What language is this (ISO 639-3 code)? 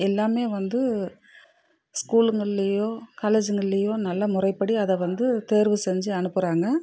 tam